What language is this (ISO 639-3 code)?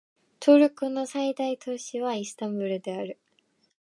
jpn